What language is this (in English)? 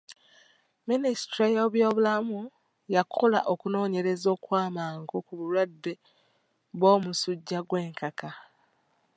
Ganda